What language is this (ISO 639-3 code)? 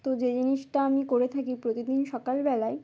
ben